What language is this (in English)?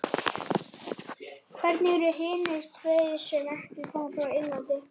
Icelandic